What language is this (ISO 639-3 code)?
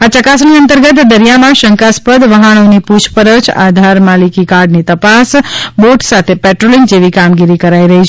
guj